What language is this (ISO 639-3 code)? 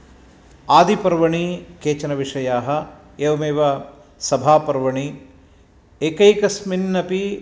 san